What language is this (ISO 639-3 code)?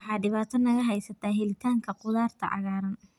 som